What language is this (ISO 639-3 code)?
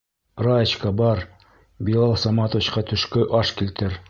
bak